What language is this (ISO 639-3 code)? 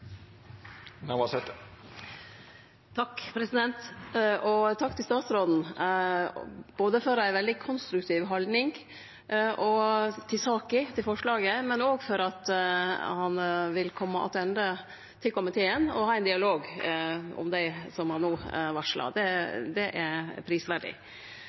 nno